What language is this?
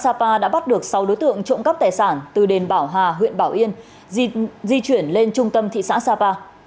Vietnamese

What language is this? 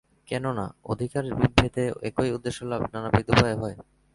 Bangla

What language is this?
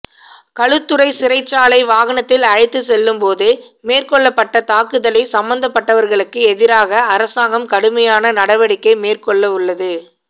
Tamil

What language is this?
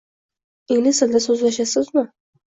Uzbek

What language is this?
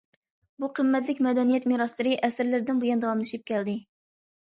Uyghur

